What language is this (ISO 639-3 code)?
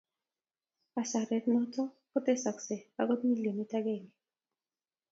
kln